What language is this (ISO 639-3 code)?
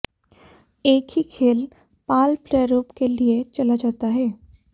hin